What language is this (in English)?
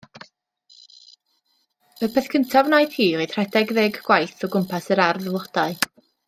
Welsh